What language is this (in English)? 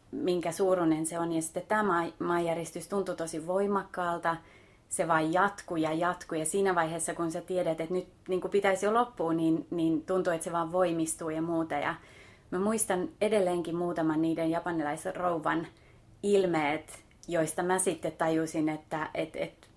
Finnish